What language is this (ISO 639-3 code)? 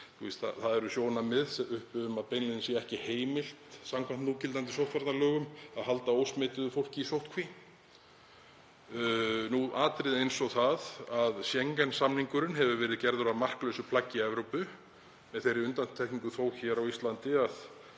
isl